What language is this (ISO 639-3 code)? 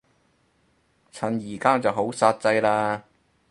yue